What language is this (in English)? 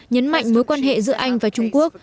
Vietnamese